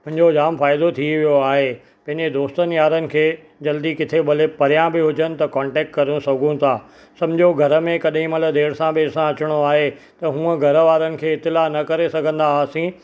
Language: Sindhi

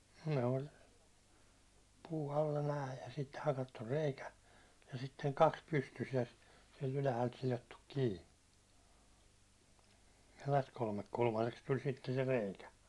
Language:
Finnish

